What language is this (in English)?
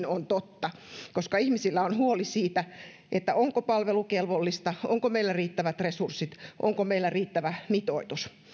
Finnish